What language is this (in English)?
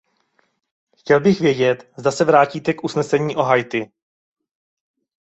Czech